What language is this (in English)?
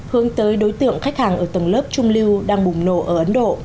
Vietnamese